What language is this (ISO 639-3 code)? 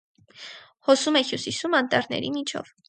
hye